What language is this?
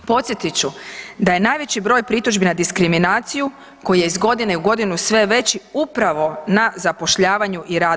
Croatian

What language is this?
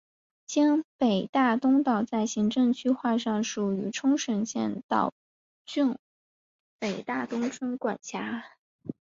Chinese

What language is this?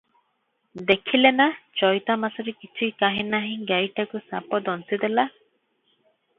Odia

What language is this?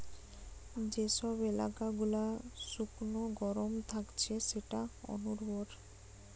Bangla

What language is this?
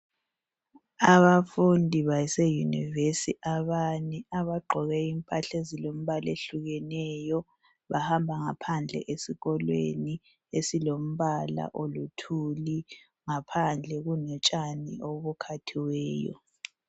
North Ndebele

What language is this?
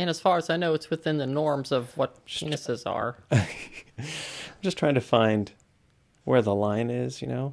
English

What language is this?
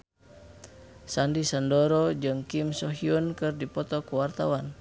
Sundanese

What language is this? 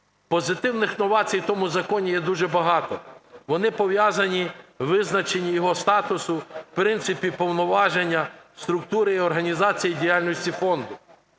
Ukrainian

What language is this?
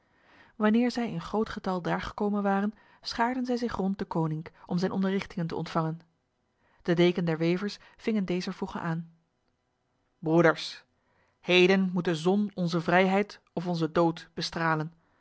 Dutch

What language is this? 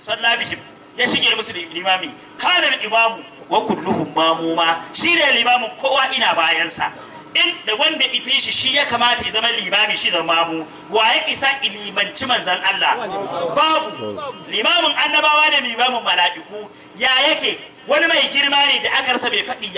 Arabic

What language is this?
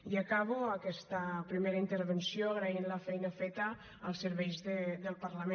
Catalan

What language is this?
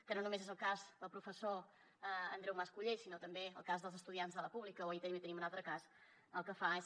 Catalan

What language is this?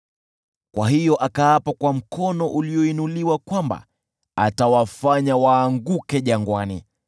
Swahili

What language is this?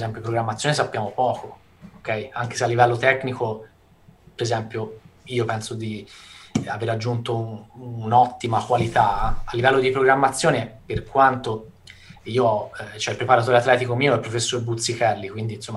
Italian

